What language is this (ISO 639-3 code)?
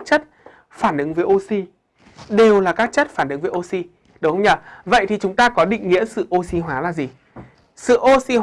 vie